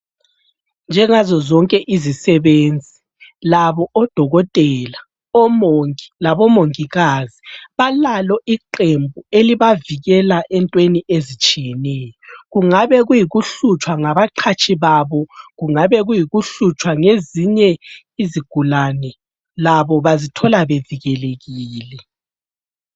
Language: North Ndebele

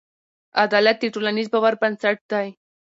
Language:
Pashto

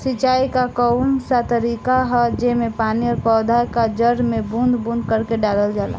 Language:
Bhojpuri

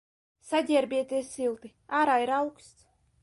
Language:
Latvian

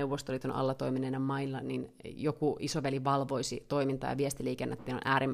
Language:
Finnish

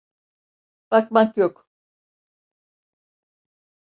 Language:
Turkish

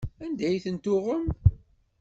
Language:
Kabyle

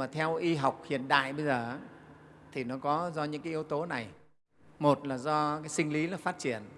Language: Vietnamese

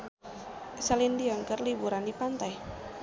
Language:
Sundanese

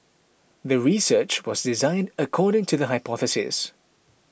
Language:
English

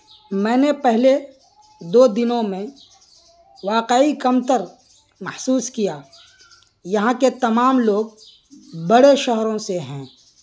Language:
Urdu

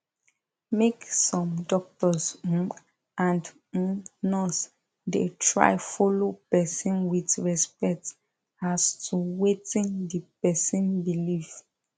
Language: Nigerian Pidgin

